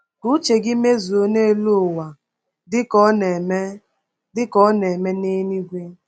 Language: Igbo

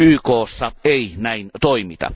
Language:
Finnish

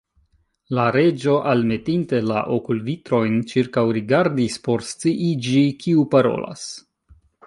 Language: Esperanto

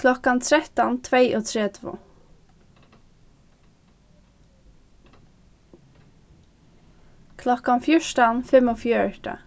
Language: Faroese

